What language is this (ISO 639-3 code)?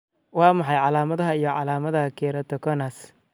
som